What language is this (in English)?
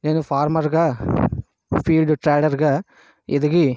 Telugu